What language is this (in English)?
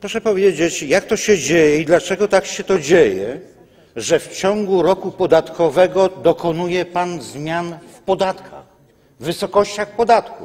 Polish